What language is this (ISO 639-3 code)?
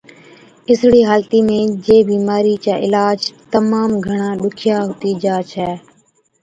odk